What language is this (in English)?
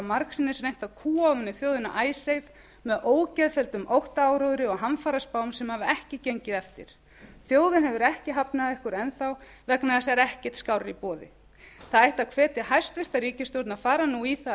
Icelandic